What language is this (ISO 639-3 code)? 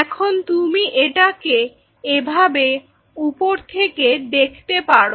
ben